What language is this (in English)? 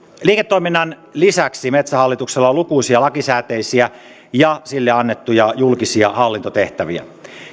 Finnish